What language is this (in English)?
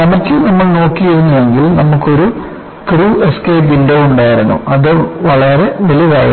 Malayalam